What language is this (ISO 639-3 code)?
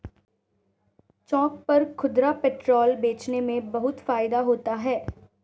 hin